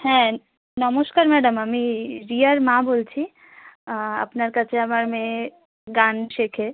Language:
Bangla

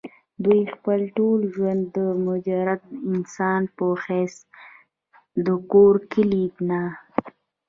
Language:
Pashto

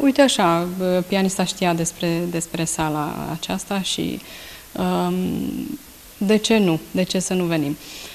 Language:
Romanian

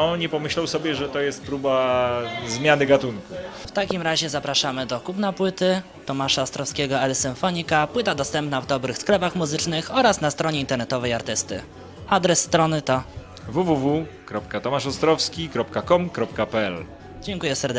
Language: Polish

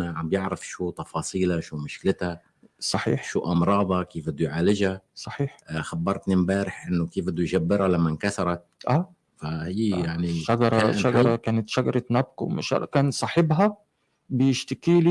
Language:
Arabic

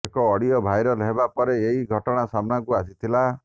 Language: Odia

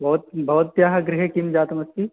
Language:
Sanskrit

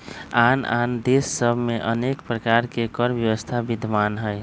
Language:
Magahi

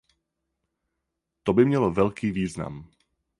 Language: Czech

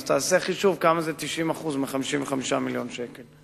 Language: Hebrew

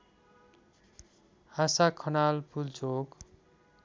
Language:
Nepali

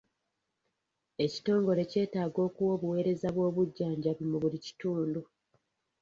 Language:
Ganda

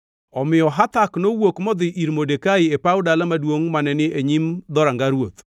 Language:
Luo (Kenya and Tanzania)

